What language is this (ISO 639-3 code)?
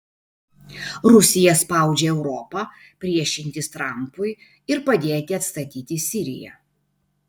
lit